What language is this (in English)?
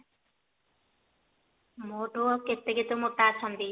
Odia